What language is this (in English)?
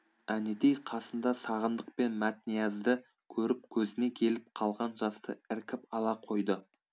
Kazakh